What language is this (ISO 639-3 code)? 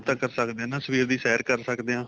pan